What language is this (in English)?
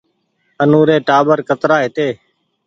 Goaria